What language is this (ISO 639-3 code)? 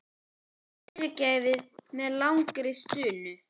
isl